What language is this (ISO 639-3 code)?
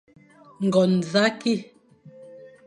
fan